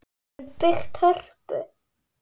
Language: Icelandic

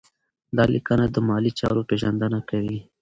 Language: Pashto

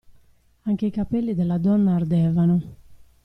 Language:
Italian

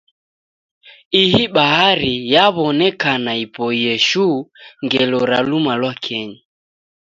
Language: Taita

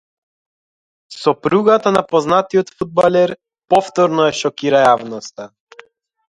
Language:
Macedonian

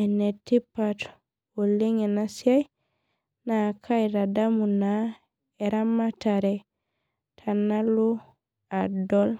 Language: Masai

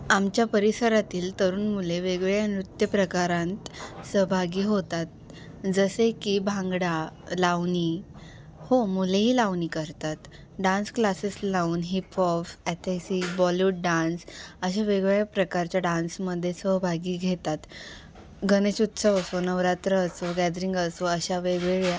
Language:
Marathi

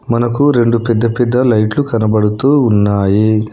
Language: Telugu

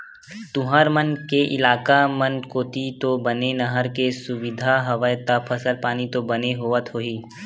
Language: Chhattisgarhi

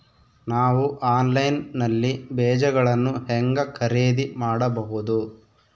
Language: Kannada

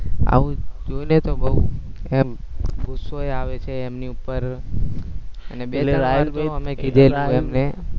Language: Gujarati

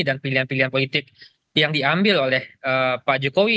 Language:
Indonesian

